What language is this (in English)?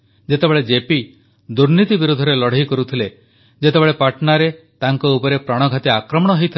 Odia